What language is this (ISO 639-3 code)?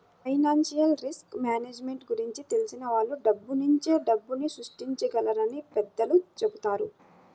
tel